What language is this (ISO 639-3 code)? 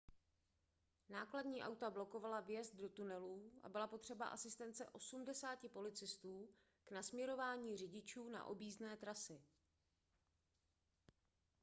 ces